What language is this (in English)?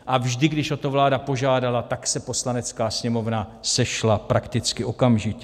Czech